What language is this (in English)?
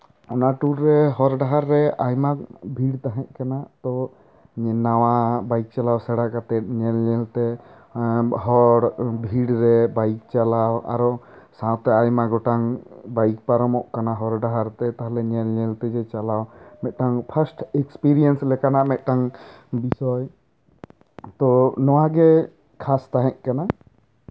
Santali